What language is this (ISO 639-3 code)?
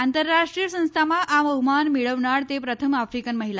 guj